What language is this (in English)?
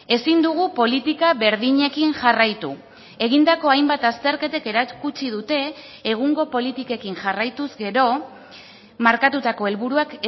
Basque